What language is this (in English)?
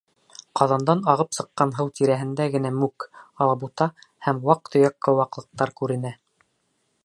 Bashkir